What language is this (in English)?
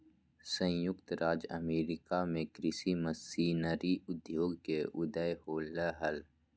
Magahi